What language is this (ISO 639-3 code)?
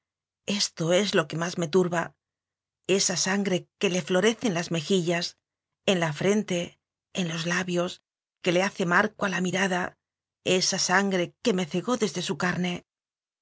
spa